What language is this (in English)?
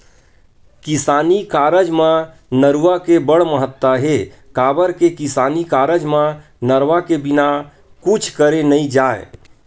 Chhattisgarhi